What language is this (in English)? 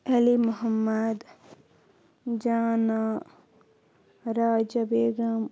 Kashmiri